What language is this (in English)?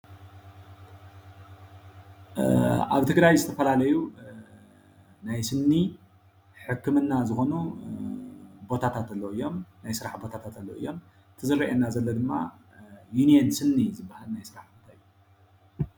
Tigrinya